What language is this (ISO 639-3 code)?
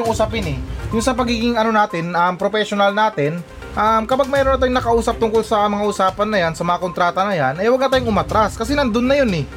fil